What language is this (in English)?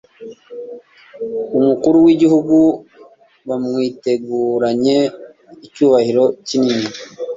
Kinyarwanda